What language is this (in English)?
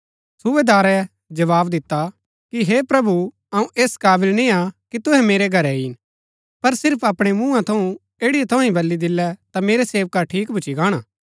Gaddi